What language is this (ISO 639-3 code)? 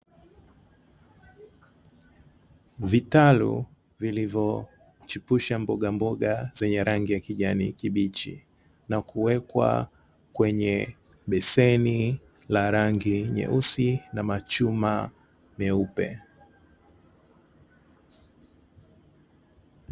swa